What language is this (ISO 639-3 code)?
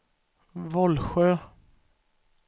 swe